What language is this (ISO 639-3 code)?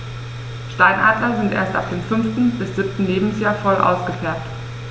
deu